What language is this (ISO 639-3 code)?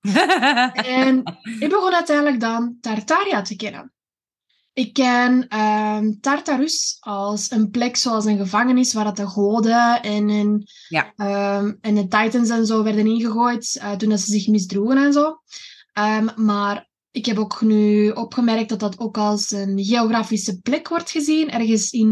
nld